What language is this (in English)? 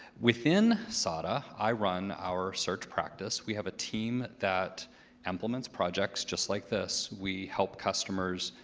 English